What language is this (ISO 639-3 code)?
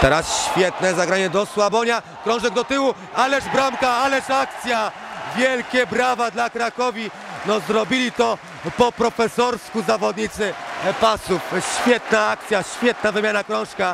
pol